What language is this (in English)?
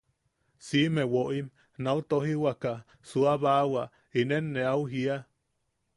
Yaqui